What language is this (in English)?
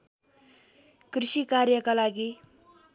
Nepali